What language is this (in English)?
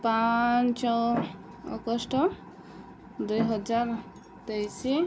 Odia